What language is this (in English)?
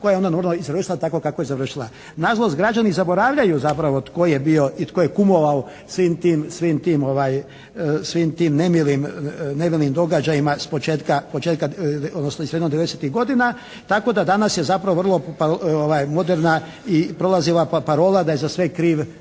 Croatian